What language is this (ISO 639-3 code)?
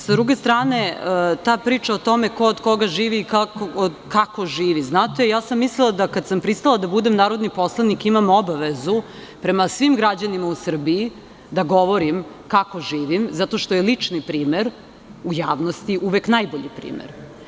srp